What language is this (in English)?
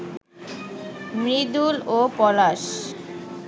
Bangla